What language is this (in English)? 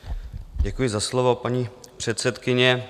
Czech